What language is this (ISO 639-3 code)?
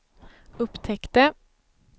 swe